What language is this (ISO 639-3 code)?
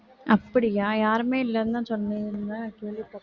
tam